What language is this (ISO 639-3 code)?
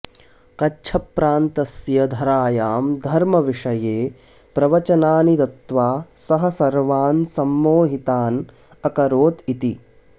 san